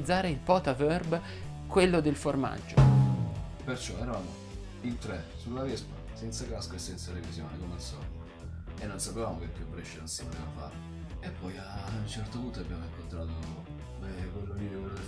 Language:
Italian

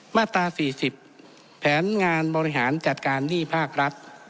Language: Thai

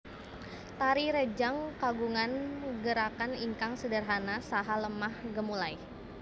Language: Javanese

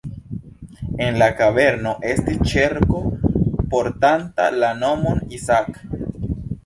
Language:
Esperanto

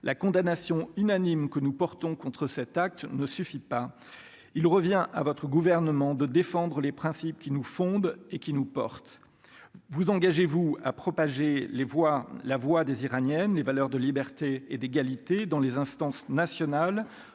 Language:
French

